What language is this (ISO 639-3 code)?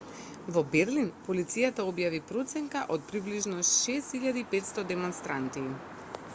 mkd